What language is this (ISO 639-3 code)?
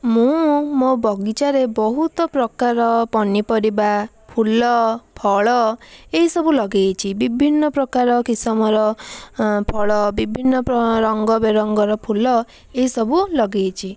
ori